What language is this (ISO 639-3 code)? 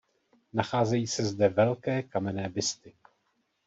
ces